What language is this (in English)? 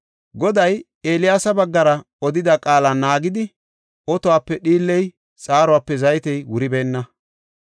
Gofa